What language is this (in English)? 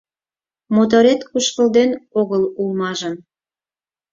Mari